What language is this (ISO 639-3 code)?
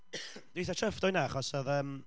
cym